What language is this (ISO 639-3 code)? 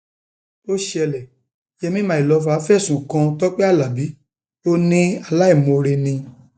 yor